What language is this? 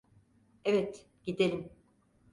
Turkish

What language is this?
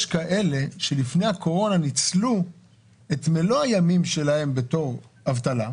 Hebrew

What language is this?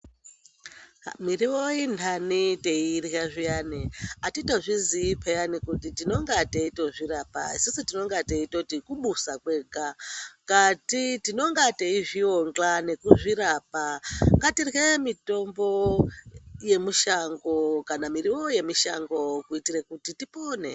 Ndau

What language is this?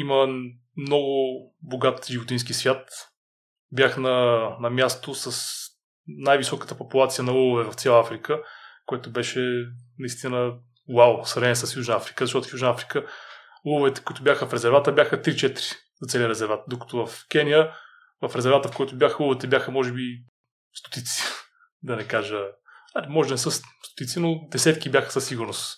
Bulgarian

